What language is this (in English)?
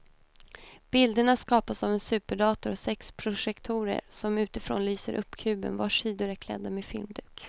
Swedish